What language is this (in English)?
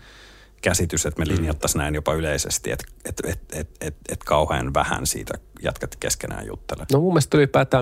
Finnish